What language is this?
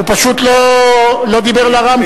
Hebrew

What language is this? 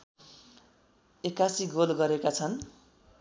Nepali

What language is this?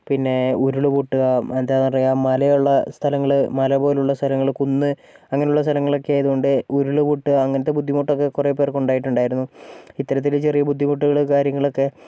Malayalam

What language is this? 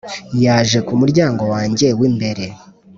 Kinyarwanda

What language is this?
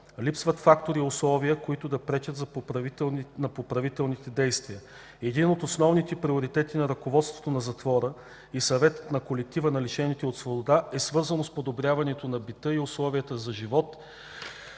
Bulgarian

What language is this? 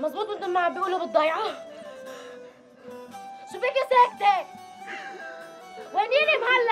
Arabic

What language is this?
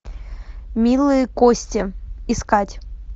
Russian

